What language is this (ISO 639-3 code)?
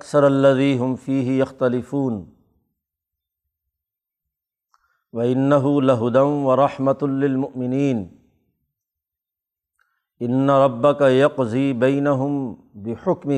urd